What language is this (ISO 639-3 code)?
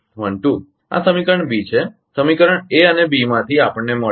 guj